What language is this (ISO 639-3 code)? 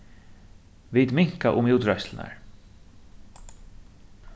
fao